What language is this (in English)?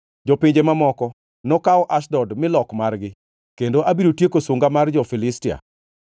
Luo (Kenya and Tanzania)